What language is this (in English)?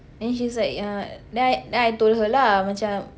English